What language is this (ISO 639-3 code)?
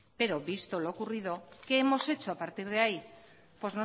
spa